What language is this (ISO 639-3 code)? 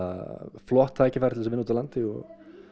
isl